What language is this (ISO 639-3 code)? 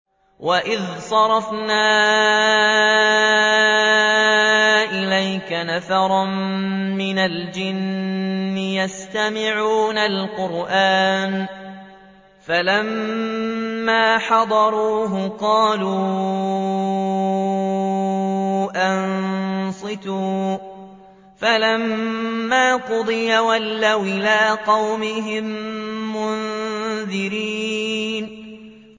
ara